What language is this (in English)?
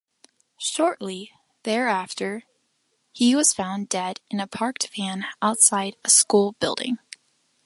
English